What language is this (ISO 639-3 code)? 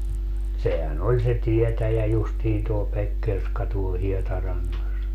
fin